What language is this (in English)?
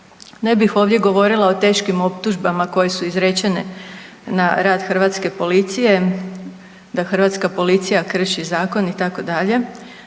Croatian